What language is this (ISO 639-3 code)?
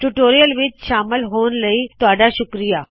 pan